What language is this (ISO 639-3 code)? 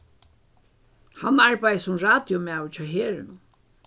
fao